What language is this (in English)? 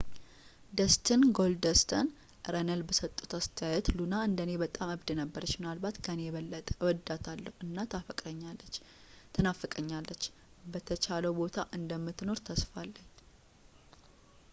Amharic